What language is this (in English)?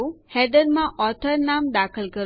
Gujarati